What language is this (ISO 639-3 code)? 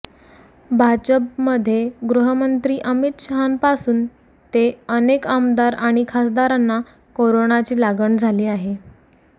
mar